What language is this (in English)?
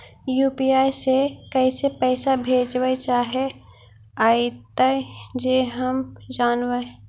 Magahi